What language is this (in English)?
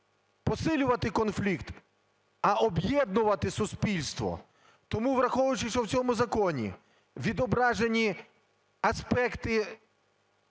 Ukrainian